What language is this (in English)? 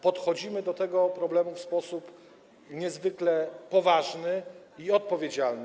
Polish